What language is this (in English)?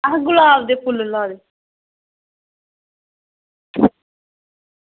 Dogri